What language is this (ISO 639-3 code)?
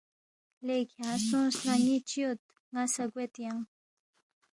bft